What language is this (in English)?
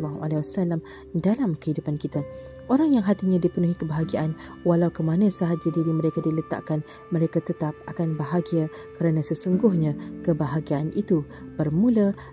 Malay